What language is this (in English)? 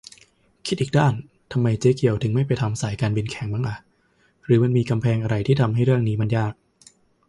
Thai